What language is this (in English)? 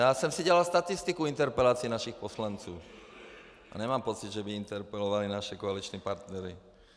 Czech